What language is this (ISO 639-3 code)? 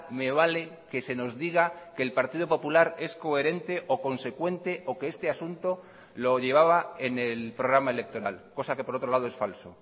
spa